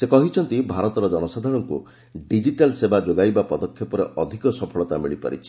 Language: Odia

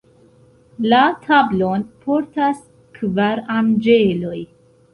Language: Esperanto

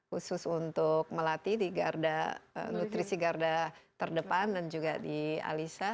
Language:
Indonesian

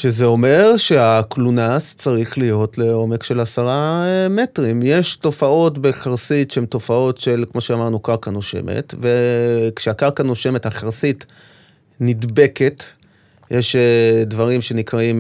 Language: Hebrew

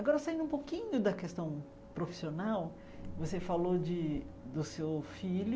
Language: Portuguese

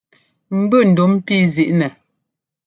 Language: Ngomba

